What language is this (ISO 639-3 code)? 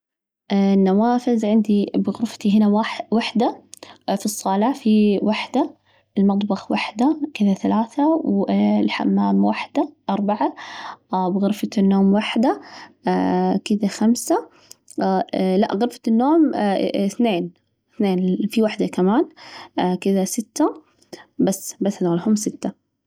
ars